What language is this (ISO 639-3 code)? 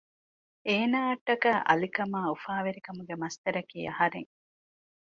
div